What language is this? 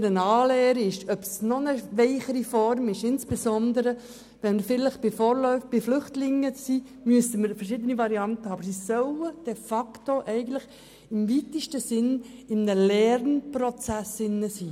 Swiss German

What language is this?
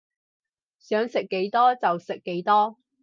Cantonese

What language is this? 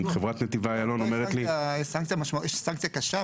Hebrew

